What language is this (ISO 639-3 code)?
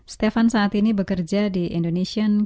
ind